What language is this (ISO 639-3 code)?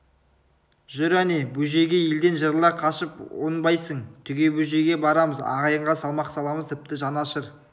kaz